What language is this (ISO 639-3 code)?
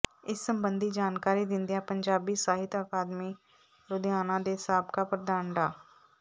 pan